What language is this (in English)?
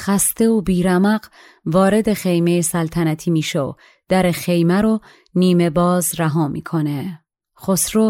Persian